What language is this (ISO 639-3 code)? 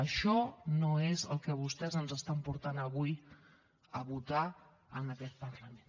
cat